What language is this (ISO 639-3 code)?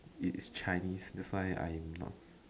eng